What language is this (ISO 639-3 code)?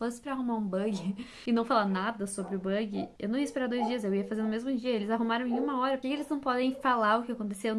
por